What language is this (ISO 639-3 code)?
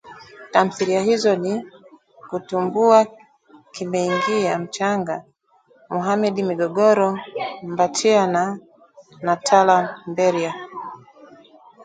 swa